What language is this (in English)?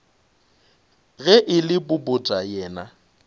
Northern Sotho